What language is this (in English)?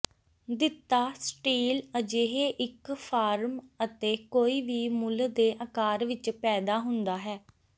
Punjabi